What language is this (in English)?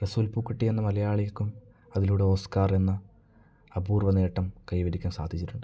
Malayalam